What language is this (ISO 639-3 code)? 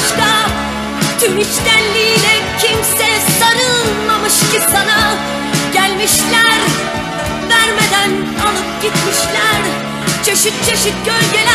tur